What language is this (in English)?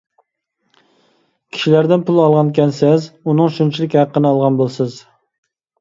Uyghur